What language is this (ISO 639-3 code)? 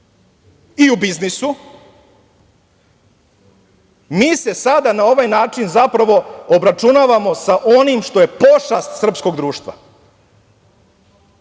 srp